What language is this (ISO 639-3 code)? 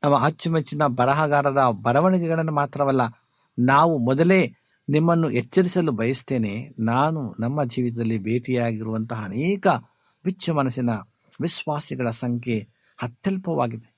kan